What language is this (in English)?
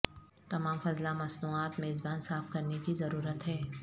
Urdu